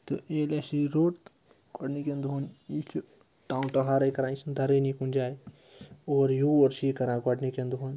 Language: Kashmiri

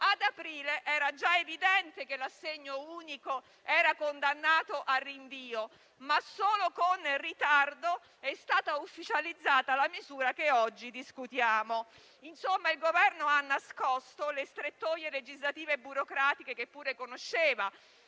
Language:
Italian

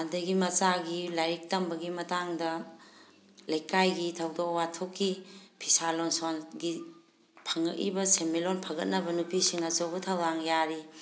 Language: Manipuri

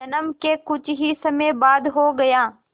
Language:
Hindi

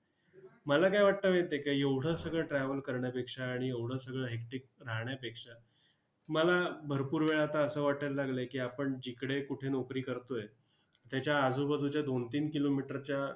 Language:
Marathi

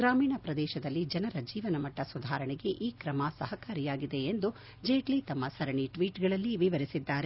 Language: Kannada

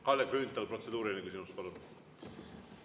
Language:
Estonian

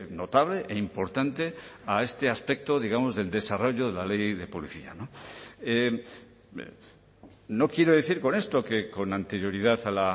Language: Spanish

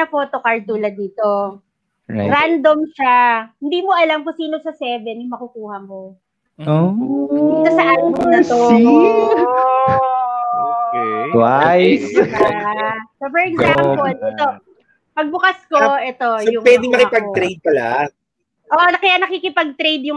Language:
Filipino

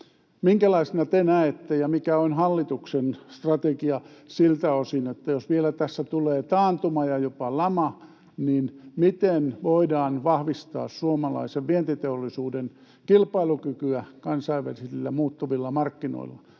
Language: Finnish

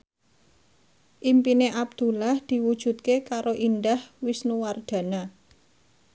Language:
Javanese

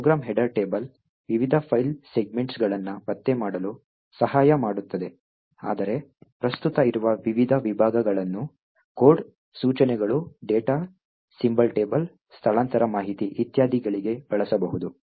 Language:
Kannada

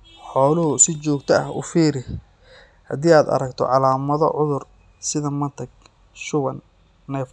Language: Somali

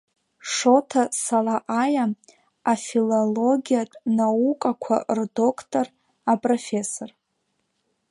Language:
Abkhazian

